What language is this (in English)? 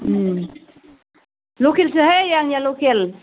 Bodo